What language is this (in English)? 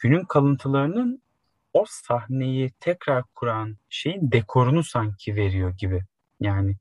Turkish